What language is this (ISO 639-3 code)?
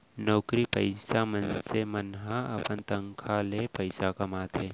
hne